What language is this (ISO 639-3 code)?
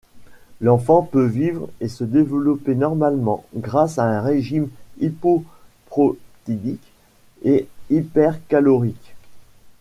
fra